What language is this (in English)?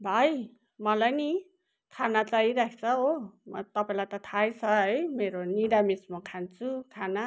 Nepali